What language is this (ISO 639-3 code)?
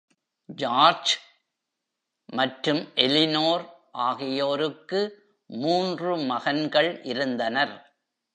tam